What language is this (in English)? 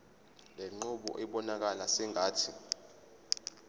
Zulu